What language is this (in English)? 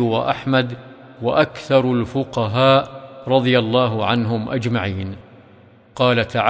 Arabic